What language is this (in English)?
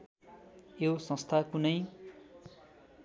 Nepali